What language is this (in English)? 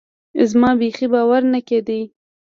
Pashto